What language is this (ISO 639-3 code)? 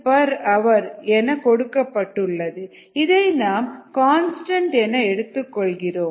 tam